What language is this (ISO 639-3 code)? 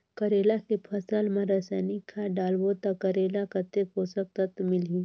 hne